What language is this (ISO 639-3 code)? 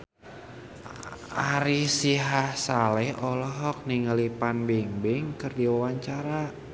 sun